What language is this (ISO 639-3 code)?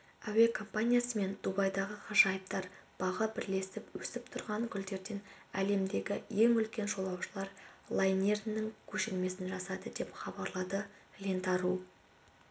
kaz